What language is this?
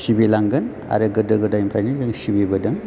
Bodo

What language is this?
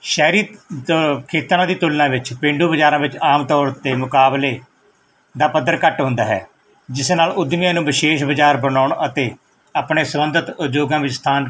Punjabi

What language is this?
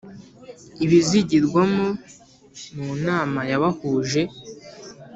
Kinyarwanda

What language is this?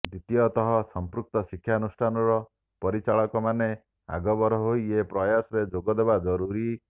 Odia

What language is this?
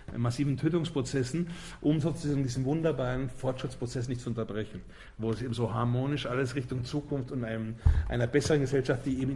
German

